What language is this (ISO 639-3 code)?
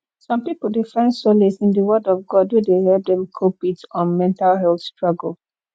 pcm